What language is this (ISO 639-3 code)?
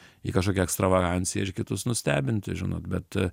lit